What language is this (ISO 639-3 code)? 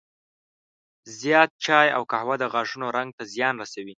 pus